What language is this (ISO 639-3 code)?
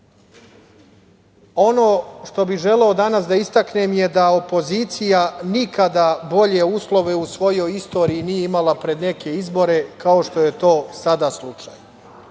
srp